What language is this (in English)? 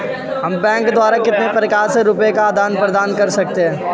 Hindi